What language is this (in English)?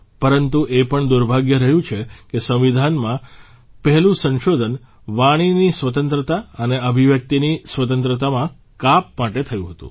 Gujarati